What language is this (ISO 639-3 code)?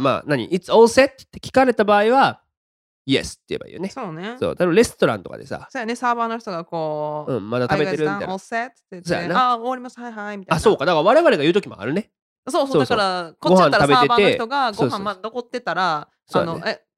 jpn